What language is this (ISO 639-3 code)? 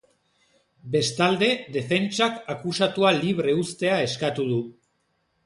eus